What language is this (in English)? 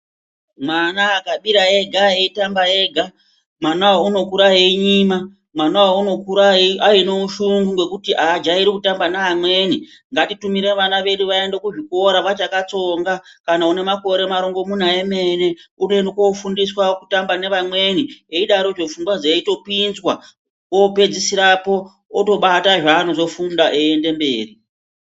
Ndau